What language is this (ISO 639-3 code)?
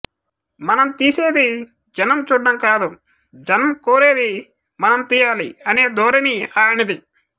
tel